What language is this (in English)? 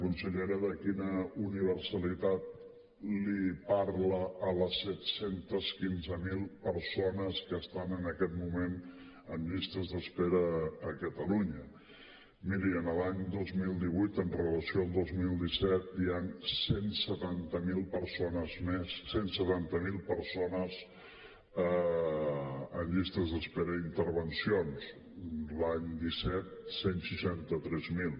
Catalan